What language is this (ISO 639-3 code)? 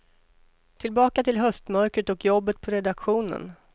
swe